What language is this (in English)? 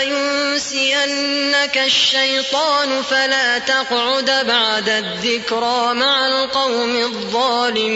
Arabic